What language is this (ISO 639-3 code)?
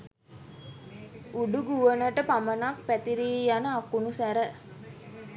sin